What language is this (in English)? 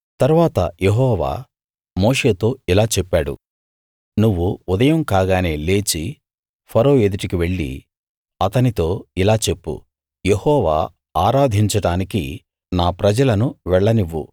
Telugu